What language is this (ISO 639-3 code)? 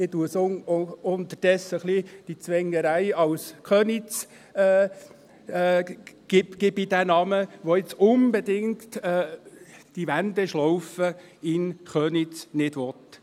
gsw